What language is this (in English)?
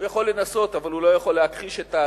Hebrew